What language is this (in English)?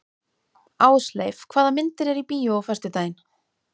Icelandic